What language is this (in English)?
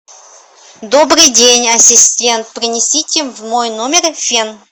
Russian